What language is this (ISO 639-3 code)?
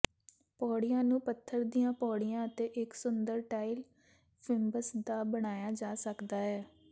pan